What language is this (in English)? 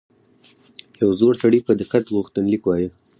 Pashto